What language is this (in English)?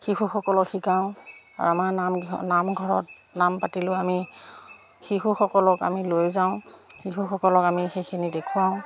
Assamese